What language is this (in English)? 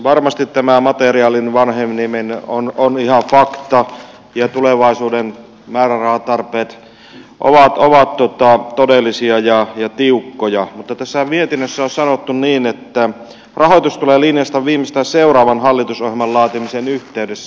Finnish